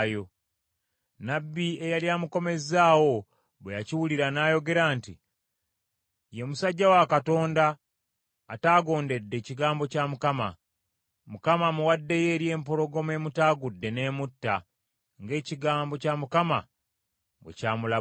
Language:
Ganda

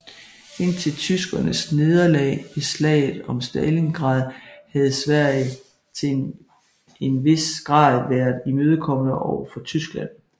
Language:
Danish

